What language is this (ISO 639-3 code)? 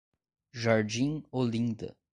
por